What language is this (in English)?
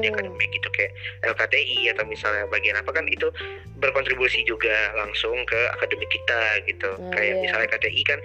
Indonesian